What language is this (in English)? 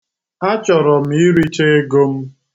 Igbo